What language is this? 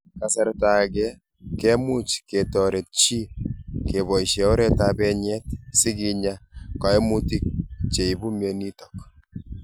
Kalenjin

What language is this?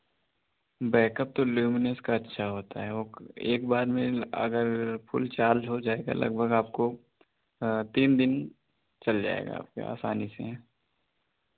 Hindi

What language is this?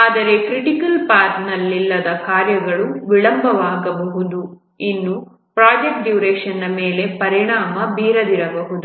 Kannada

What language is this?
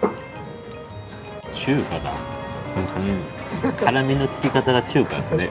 Japanese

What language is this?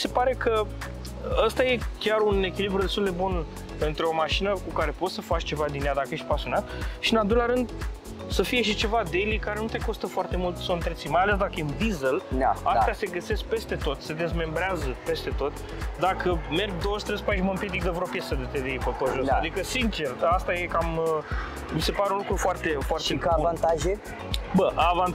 Romanian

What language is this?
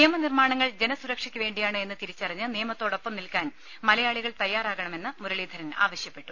Malayalam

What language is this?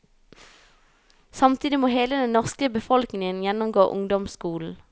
Norwegian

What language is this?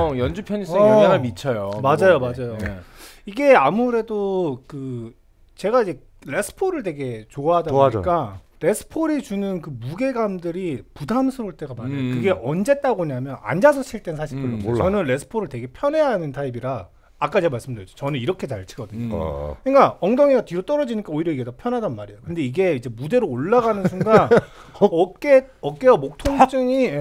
Korean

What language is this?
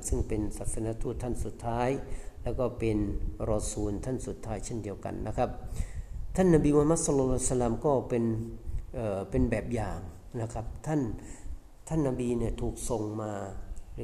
Thai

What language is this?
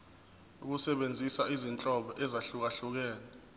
Zulu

